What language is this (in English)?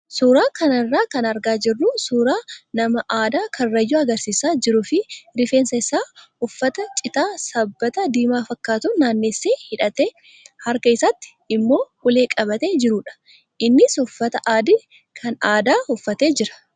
Oromo